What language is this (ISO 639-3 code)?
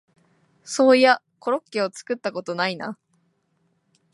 jpn